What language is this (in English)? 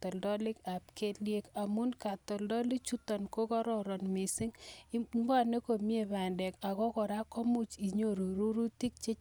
Kalenjin